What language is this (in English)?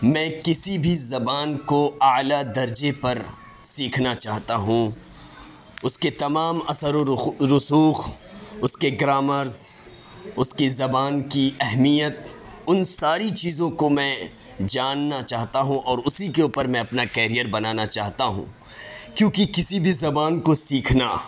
Urdu